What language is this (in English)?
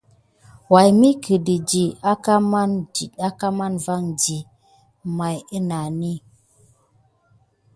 Gidar